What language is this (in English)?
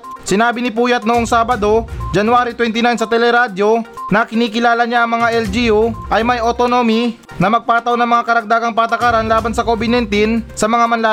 Filipino